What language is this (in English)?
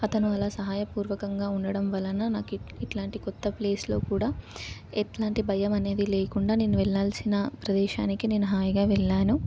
Telugu